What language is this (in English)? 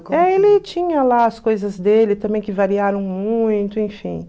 Portuguese